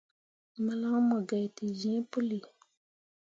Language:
Mundang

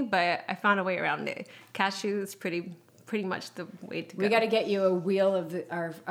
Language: English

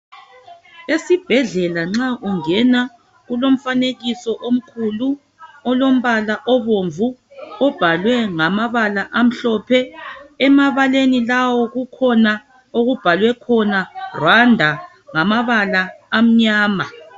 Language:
North Ndebele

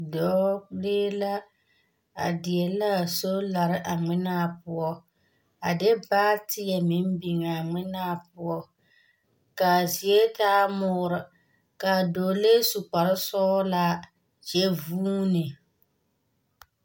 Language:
Southern Dagaare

